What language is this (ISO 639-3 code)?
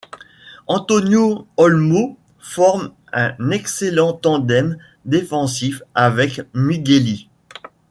fra